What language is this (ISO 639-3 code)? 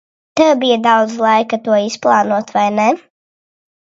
lav